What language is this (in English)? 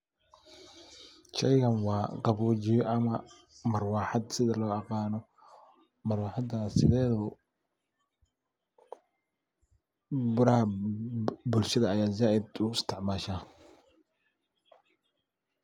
Somali